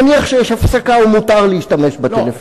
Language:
Hebrew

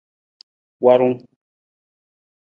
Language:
Nawdm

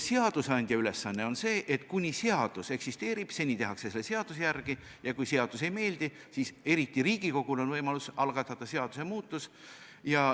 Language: Estonian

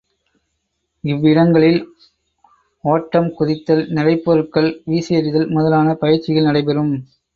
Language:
Tamil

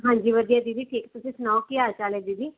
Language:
Punjabi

